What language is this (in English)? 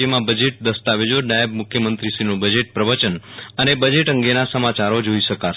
Gujarati